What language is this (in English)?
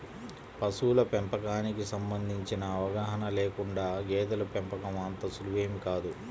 Telugu